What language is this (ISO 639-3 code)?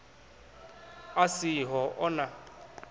ven